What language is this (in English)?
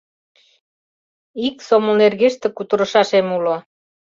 Mari